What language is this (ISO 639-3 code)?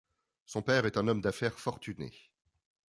fra